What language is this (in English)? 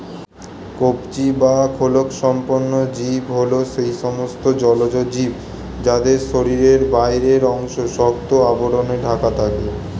Bangla